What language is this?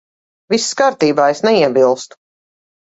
Latvian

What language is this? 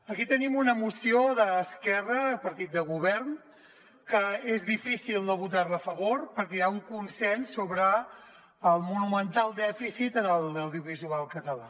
Catalan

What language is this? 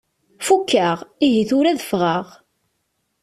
Kabyle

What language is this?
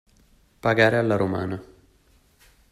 Italian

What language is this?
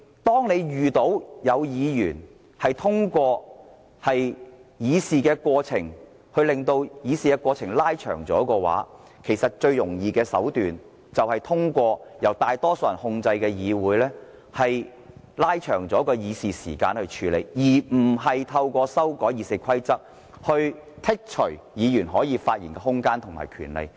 Cantonese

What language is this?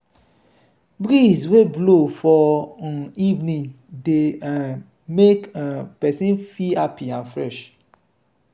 Nigerian Pidgin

